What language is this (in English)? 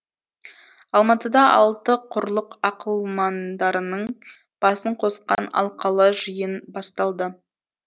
Kazakh